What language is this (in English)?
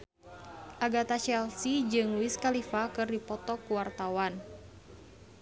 Sundanese